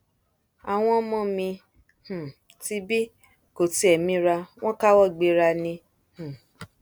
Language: Yoruba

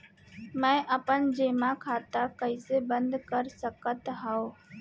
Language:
Chhattisgarhi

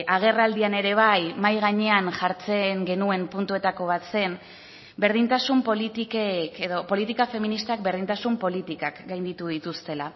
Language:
Basque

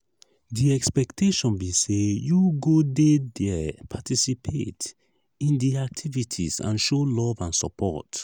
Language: Nigerian Pidgin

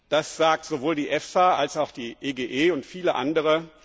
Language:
German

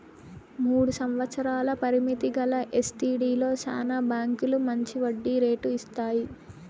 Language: Telugu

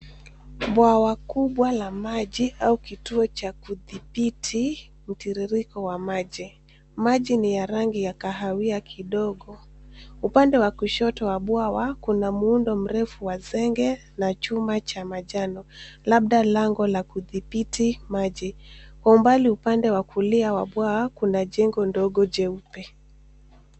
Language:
Swahili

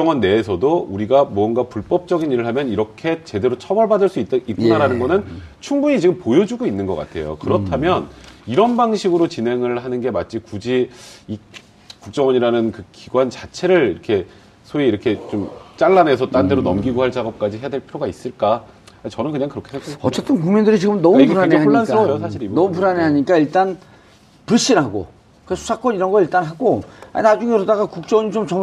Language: Korean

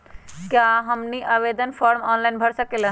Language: Magahi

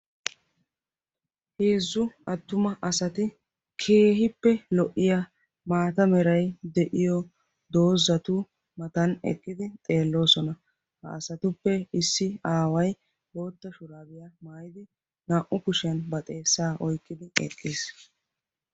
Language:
Wolaytta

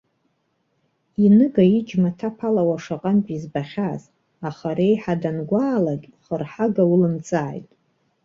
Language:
Abkhazian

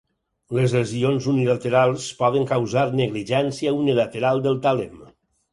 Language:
Catalan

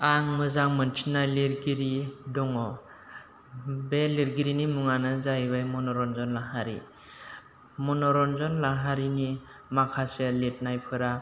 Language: Bodo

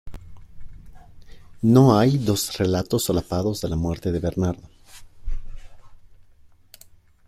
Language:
Spanish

